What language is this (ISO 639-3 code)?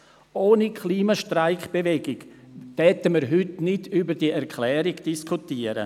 gsw